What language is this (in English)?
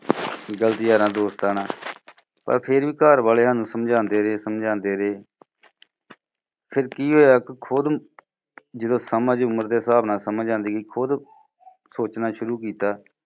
Punjabi